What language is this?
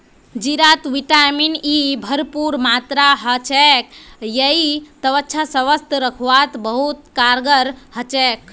Magahi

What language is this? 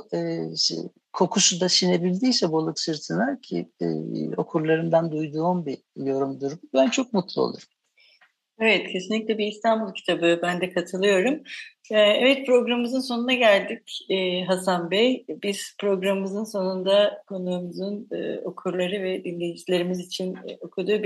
Turkish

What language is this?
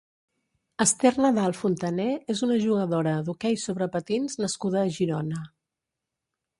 Catalan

